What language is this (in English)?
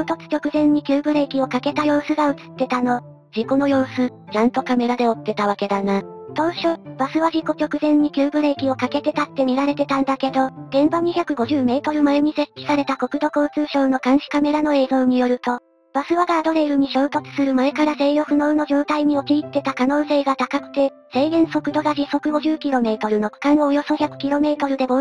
Japanese